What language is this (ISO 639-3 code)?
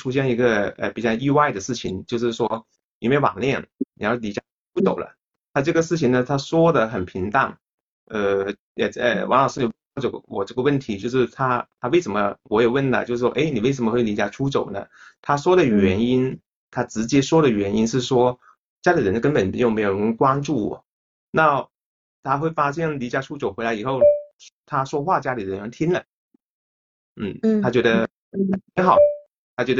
zho